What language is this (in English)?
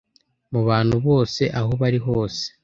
Kinyarwanda